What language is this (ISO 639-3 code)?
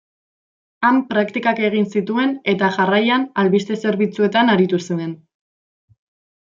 eus